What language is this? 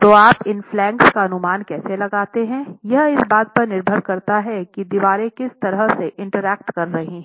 Hindi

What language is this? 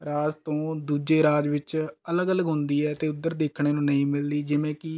Punjabi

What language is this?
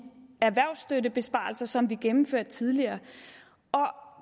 Danish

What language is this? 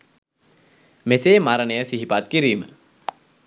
Sinhala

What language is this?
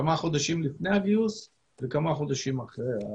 Hebrew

